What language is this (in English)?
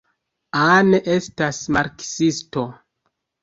Esperanto